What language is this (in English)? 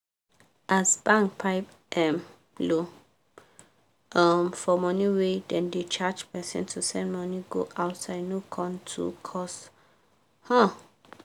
Nigerian Pidgin